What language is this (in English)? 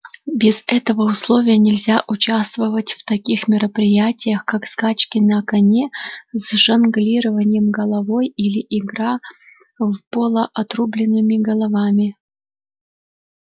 Russian